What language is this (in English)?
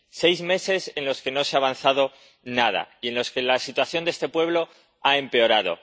Spanish